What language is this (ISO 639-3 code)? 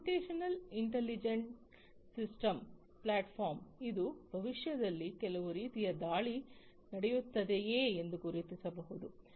kan